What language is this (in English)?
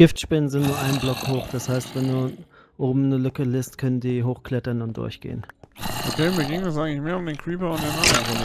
German